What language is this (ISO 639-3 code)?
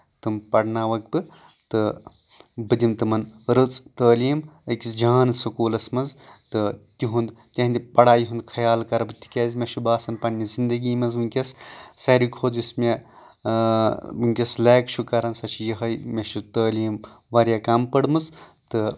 kas